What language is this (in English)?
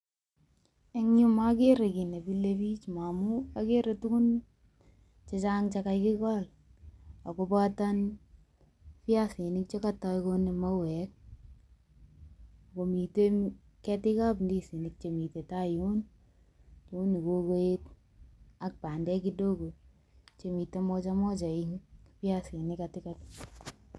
Kalenjin